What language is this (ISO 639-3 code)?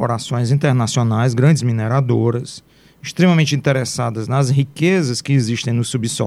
por